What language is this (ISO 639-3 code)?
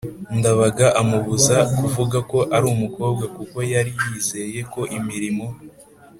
kin